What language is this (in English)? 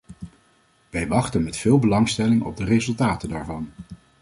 Dutch